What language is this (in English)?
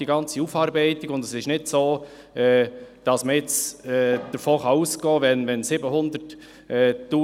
Swiss German